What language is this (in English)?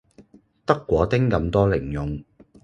Cantonese